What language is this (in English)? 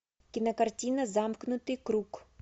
Russian